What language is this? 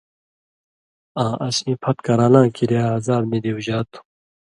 Indus Kohistani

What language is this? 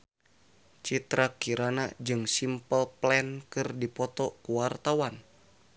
Sundanese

